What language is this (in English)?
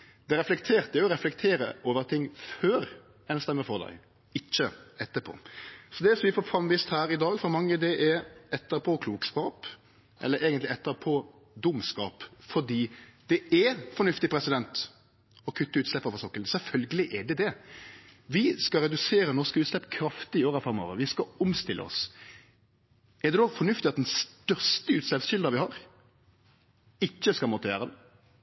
Norwegian Nynorsk